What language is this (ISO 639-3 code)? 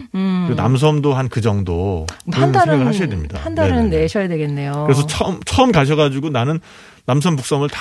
kor